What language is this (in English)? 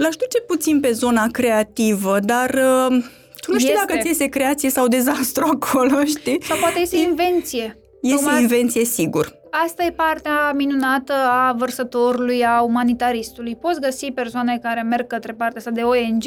Romanian